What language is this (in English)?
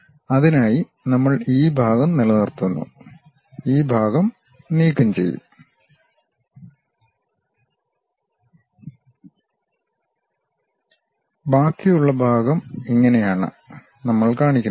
Malayalam